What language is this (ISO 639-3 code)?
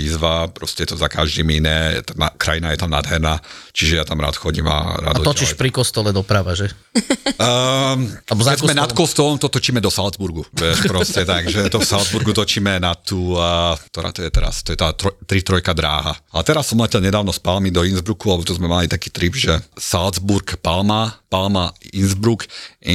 slk